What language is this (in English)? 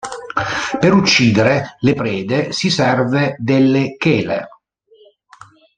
Italian